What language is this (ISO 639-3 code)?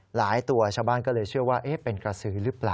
tha